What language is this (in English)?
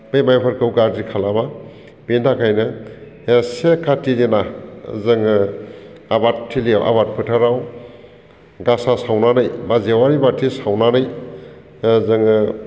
Bodo